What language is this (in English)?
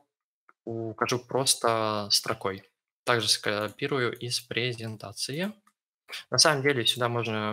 Russian